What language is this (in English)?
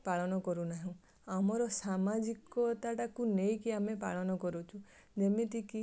Odia